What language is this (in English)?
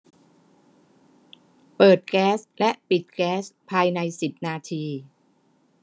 Thai